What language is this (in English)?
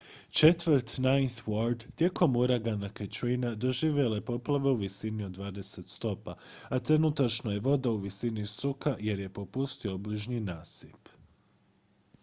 Croatian